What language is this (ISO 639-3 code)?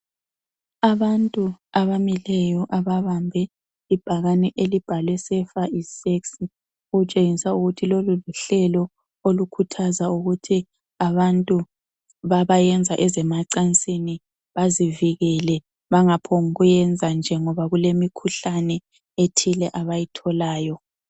nde